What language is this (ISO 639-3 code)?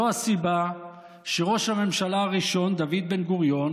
heb